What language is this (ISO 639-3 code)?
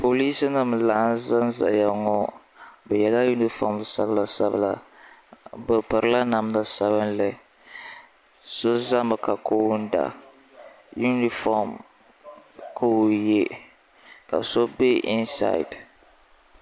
dag